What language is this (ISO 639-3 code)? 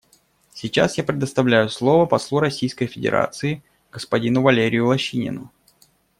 rus